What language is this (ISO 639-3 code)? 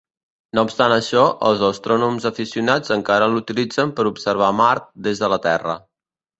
cat